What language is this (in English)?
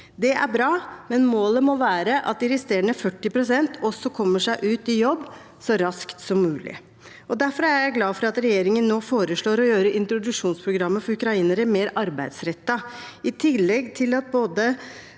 Norwegian